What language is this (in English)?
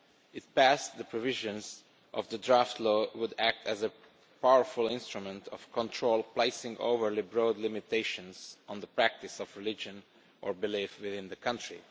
English